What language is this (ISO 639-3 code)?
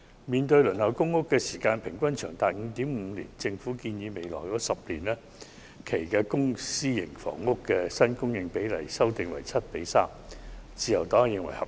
yue